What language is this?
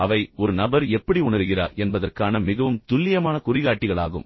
Tamil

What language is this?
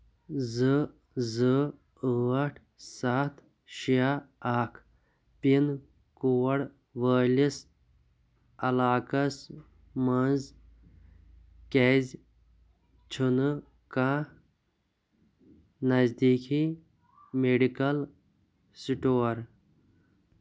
Kashmiri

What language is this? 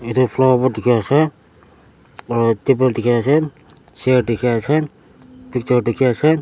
Naga Pidgin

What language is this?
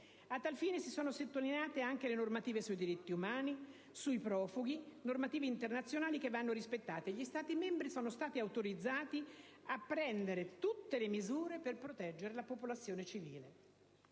Italian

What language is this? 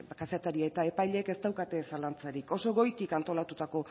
Basque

